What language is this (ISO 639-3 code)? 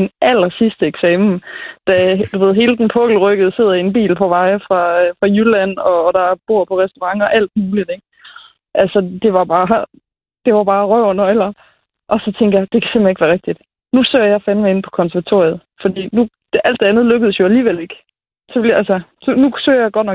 dan